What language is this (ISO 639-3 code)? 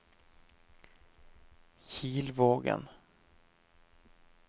nor